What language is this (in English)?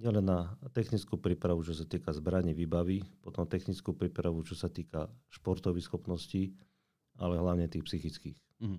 Slovak